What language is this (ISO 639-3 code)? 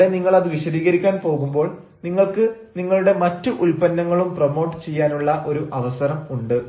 mal